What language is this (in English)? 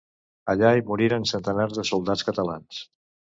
Catalan